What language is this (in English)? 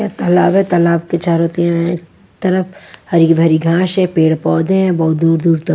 Hindi